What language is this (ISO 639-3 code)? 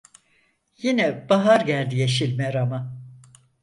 tur